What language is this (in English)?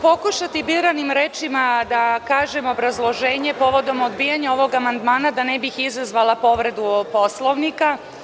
Serbian